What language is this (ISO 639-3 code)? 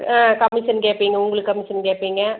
tam